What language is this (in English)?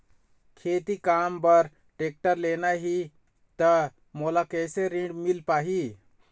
Chhattisgarhi